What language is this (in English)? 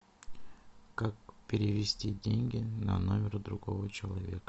Russian